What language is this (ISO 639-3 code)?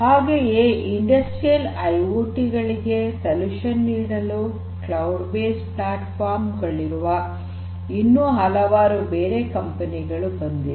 kan